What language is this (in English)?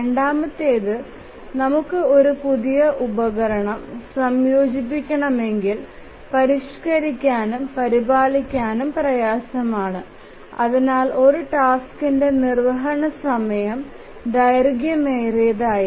Malayalam